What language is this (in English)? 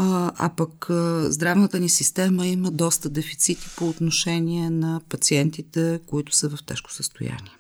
Bulgarian